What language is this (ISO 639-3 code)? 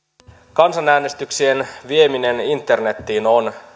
fin